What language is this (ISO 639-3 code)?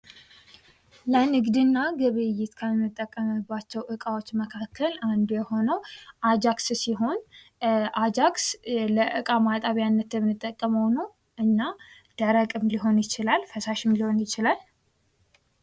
amh